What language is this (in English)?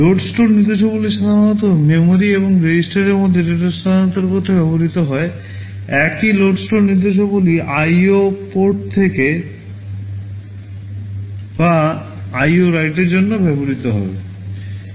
Bangla